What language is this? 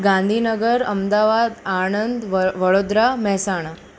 Gujarati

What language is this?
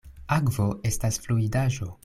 Esperanto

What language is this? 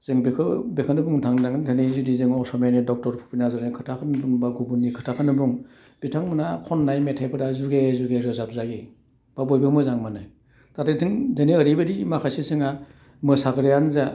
Bodo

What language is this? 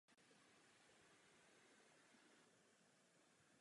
Czech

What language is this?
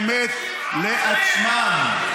Hebrew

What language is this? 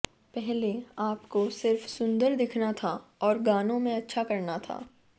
Hindi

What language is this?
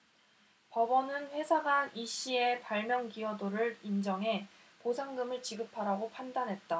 Korean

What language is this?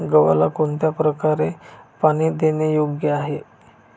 Marathi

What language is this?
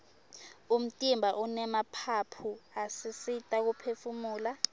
Swati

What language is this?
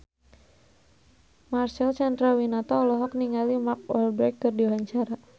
Sundanese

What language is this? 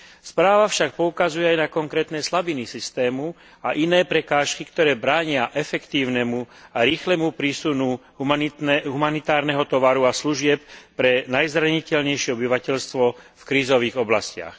Slovak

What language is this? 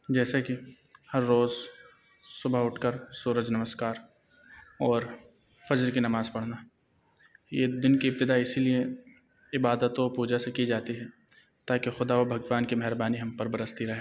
Urdu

